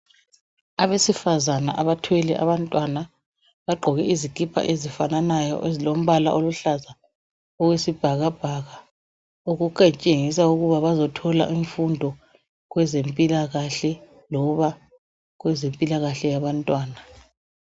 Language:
North Ndebele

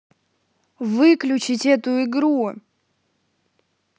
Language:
Russian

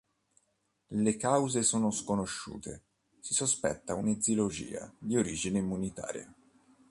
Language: Italian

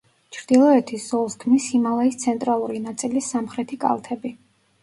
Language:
Georgian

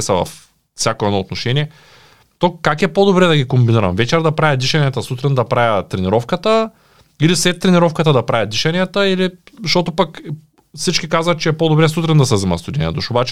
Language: Bulgarian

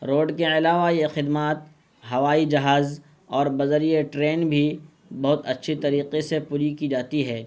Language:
Urdu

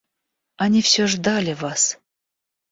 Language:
Russian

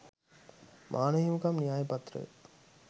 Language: Sinhala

